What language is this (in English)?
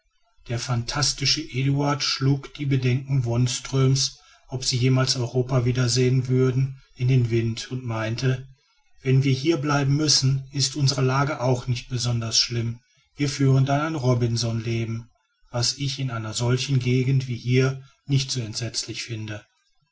German